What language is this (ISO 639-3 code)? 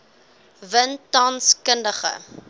afr